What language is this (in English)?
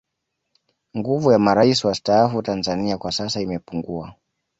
Swahili